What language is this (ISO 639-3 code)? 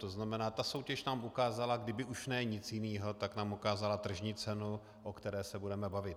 ces